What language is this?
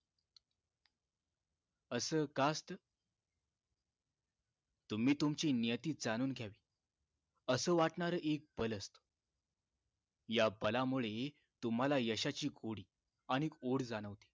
Marathi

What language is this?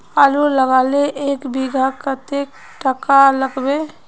Magahi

